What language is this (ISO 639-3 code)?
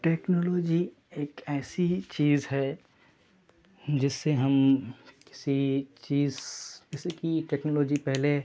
urd